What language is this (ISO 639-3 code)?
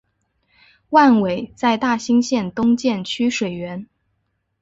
zho